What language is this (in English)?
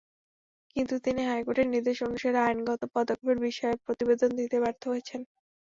Bangla